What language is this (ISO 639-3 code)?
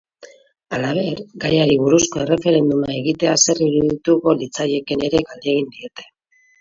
eus